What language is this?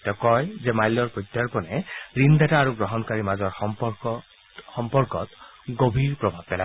Assamese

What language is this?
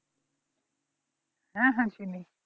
Bangla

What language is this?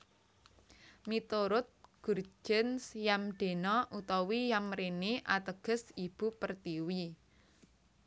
Javanese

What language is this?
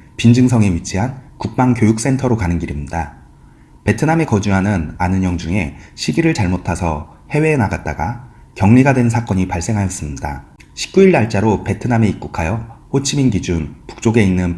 Korean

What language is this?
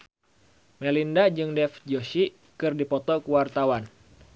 Sundanese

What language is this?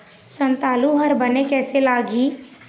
Chhattisgarhi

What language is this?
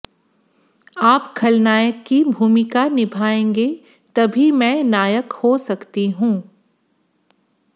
Hindi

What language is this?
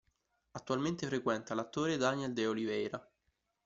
Italian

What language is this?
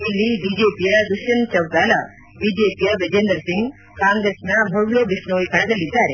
Kannada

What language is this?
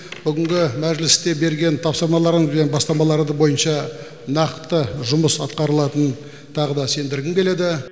Kazakh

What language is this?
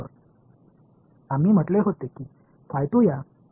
Tamil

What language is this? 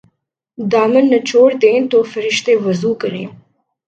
Urdu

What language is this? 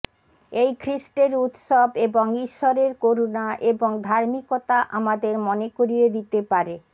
Bangla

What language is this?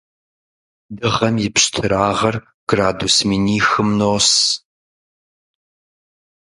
Kabardian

